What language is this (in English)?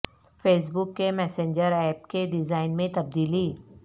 Urdu